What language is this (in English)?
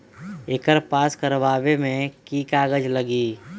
Magahi